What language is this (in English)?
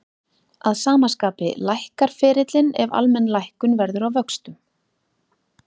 Icelandic